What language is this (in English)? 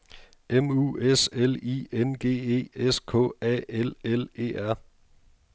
Danish